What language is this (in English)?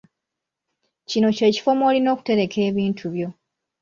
Ganda